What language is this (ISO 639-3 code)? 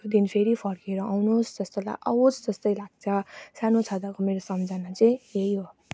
nep